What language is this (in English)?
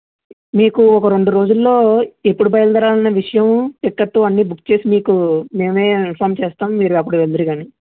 Telugu